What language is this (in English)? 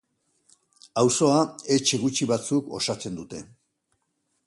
Basque